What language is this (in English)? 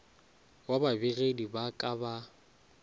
Northern Sotho